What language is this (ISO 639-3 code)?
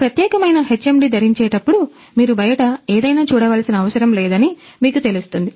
tel